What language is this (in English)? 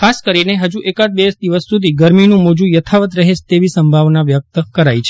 Gujarati